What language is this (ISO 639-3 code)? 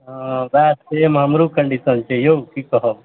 mai